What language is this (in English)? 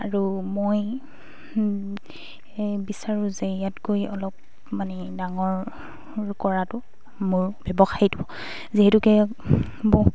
Assamese